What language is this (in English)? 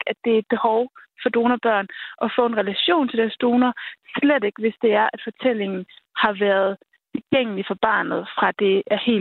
Danish